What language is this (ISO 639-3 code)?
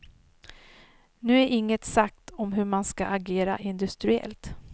swe